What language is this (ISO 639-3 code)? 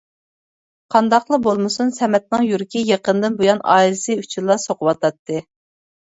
uig